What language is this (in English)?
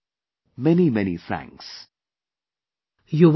English